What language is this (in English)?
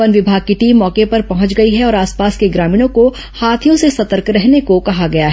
Hindi